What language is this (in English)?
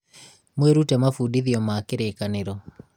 Kikuyu